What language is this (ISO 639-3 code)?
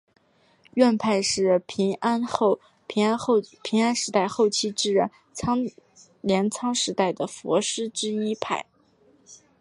zho